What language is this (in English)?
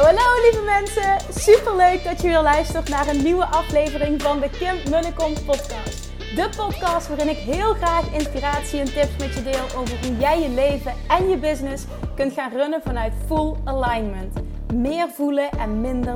Dutch